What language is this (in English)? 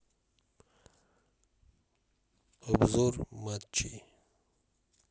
Russian